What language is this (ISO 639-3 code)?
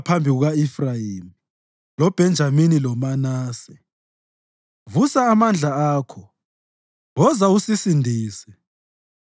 nde